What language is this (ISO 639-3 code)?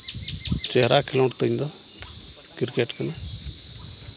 sat